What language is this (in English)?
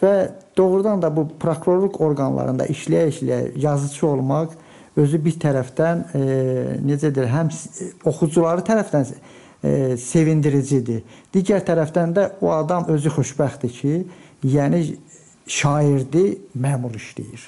Turkish